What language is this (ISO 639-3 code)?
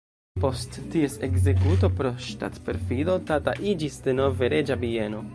epo